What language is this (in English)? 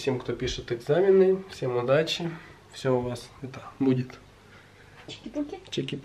Russian